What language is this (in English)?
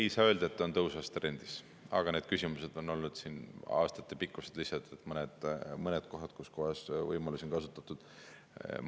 Estonian